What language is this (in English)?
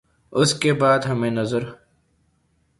Urdu